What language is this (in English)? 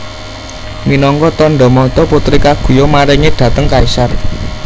Javanese